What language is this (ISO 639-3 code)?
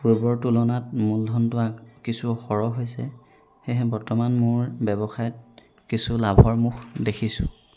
asm